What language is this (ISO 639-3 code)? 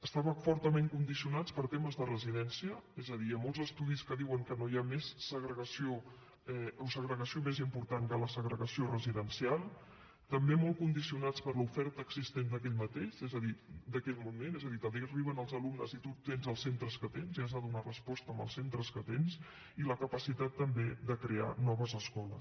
cat